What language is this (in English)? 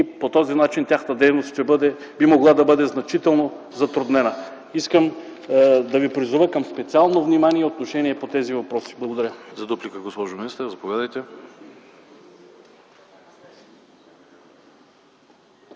Bulgarian